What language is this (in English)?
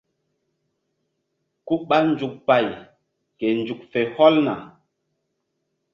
Mbum